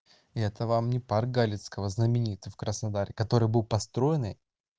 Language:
Russian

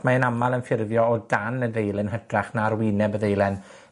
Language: Welsh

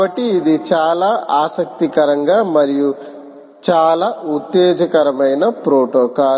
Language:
Telugu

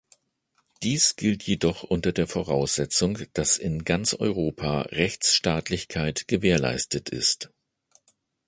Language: German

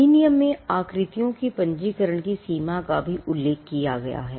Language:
Hindi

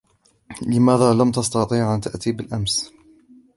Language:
Arabic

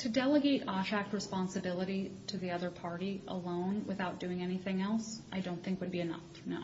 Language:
English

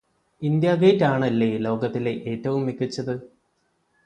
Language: Malayalam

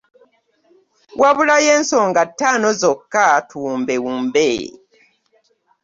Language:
Ganda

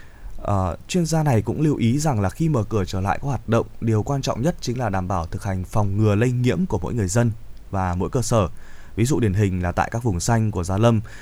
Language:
Vietnamese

